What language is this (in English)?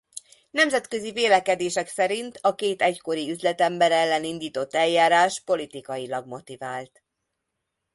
Hungarian